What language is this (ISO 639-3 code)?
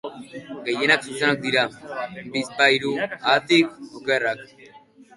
eus